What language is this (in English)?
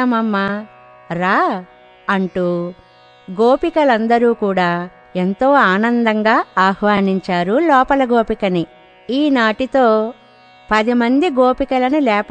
Telugu